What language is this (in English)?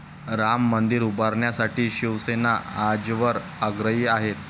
Marathi